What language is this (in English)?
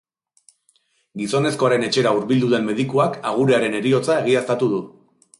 Basque